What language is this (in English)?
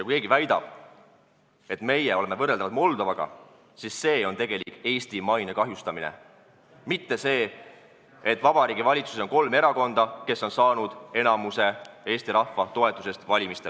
Estonian